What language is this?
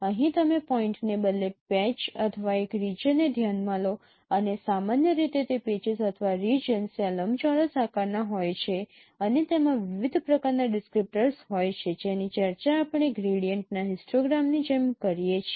Gujarati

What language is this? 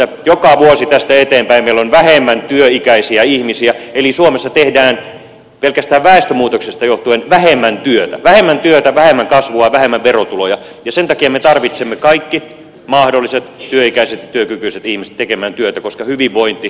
Finnish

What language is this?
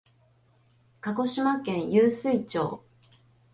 Japanese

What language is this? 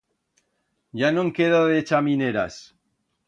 Aragonese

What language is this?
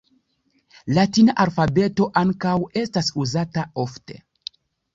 Esperanto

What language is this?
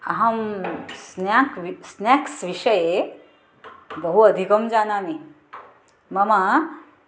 Sanskrit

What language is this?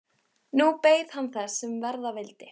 Icelandic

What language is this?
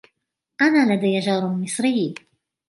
Arabic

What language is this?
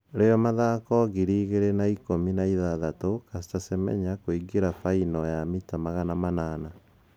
Kikuyu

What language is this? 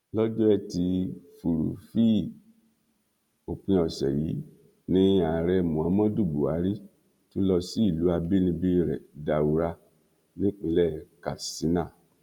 Yoruba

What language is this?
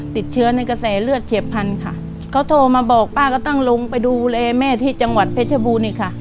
Thai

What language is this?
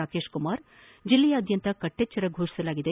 Kannada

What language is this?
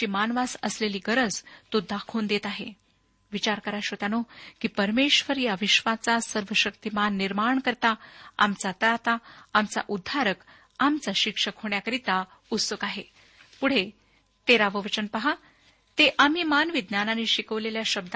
Marathi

